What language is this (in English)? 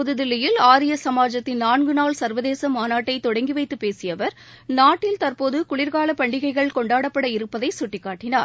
Tamil